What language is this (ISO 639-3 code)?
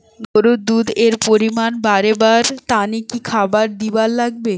ben